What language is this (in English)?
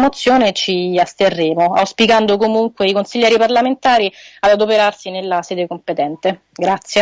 Italian